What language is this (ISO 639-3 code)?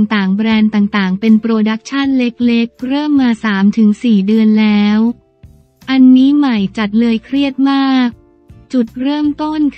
tha